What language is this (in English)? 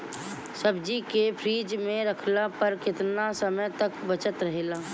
Bhojpuri